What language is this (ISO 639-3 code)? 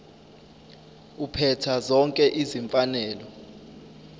zul